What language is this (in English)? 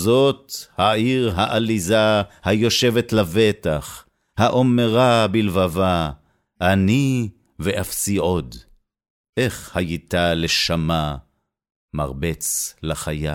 Hebrew